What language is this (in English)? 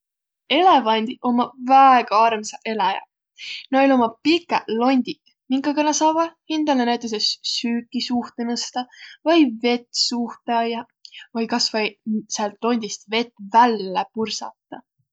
Võro